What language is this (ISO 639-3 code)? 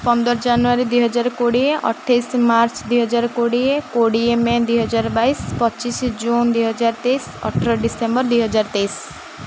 ori